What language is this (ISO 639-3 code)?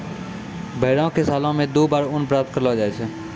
mai